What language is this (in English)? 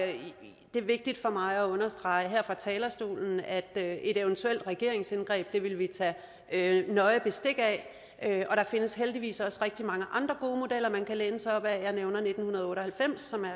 Danish